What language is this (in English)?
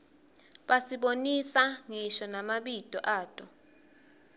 Swati